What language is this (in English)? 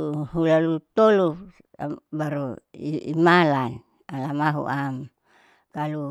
Saleman